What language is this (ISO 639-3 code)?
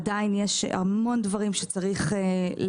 heb